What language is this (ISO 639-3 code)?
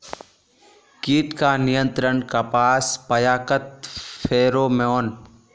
mag